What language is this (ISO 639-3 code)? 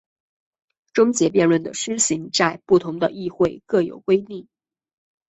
zho